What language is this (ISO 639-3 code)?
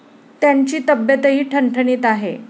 mar